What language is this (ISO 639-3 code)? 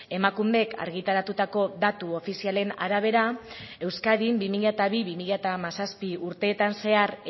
eus